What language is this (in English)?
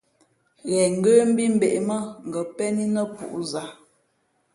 Fe'fe'